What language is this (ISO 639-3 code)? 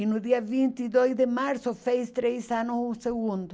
por